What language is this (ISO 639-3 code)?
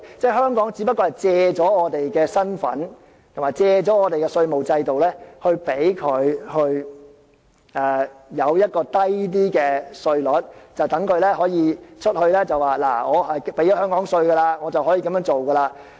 yue